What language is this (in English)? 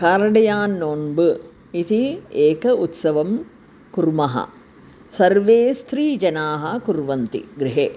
Sanskrit